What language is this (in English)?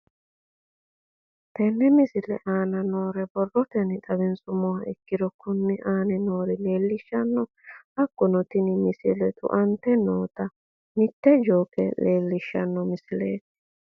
Sidamo